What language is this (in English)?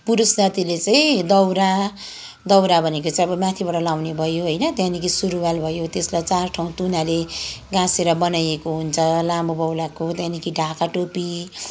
Nepali